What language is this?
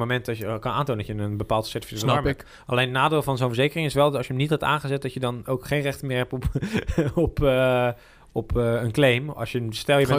Dutch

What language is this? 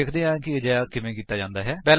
Punjabi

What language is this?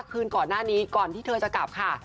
Thai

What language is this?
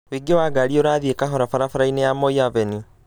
Kikuyu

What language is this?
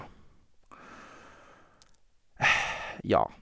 Norwegian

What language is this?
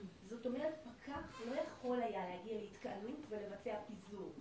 Hebrew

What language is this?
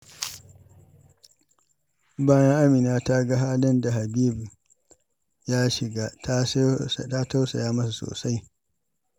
Hausa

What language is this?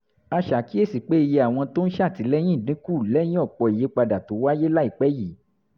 Yoruba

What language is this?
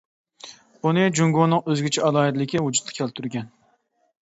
Uyghur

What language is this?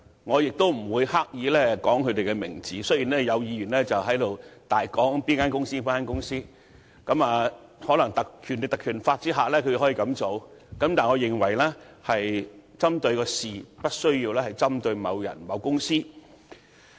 Cantonese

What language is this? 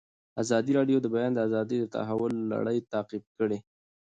Pashto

